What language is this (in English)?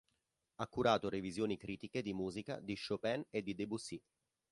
Italian